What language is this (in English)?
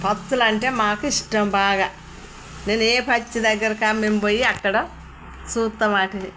Telugu